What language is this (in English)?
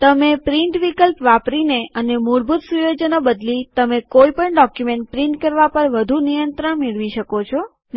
Gujarati